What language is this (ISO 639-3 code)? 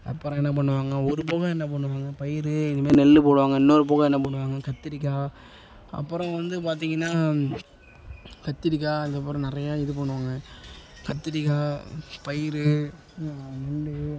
tam